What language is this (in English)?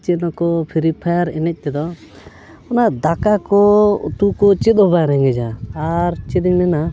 Santali